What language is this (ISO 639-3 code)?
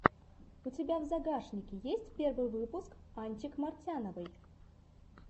rus